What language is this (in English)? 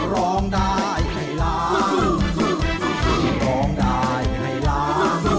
Thai